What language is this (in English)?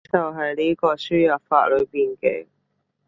Cantonese